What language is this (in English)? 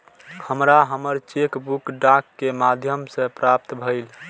Maithili